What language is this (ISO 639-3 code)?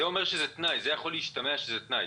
heb